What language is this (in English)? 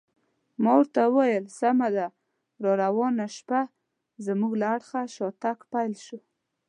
Pashto